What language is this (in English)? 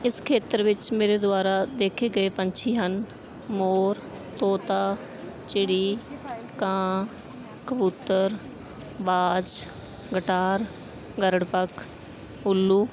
Punjabi